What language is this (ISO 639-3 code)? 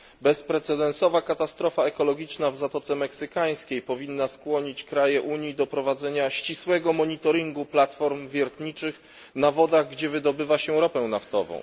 pol